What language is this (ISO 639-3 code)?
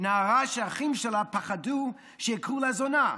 heb